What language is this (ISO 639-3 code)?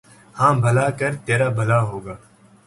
urd